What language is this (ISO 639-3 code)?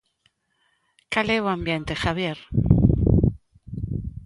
glg